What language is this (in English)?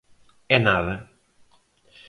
Galician